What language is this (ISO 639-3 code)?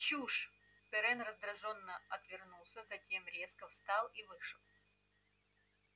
rus